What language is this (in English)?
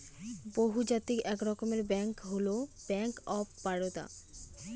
Bangla